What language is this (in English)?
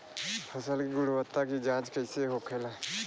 Bhojpuri